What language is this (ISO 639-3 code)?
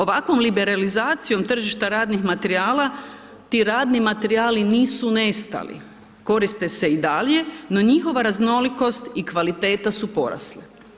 hrv